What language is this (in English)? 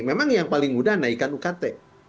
Indonesian